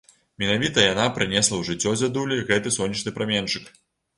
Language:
Belarusian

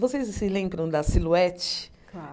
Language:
Portuguese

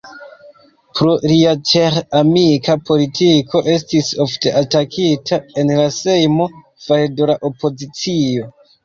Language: Esperanto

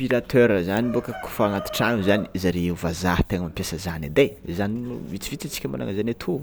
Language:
Tsimihety Malagasy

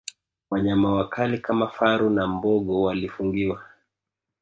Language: Swahili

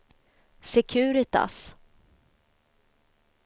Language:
Swedish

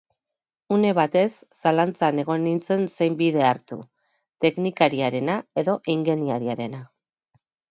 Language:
Basque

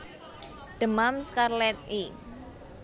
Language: Javanese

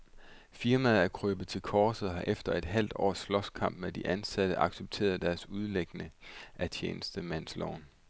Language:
Danish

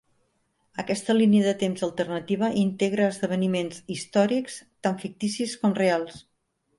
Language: Catalan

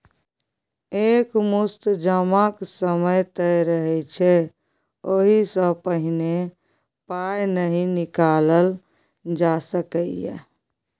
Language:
Maithili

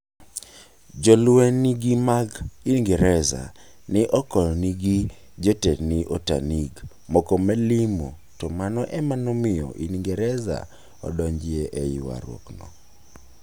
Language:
Luo (Kenya and Tanzania)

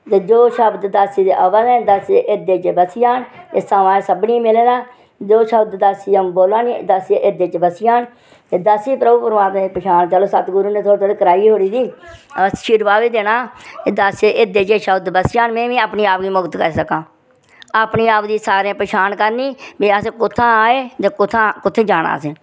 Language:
Dogri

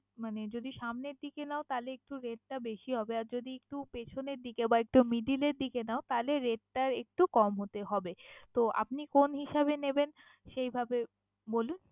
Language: Bangla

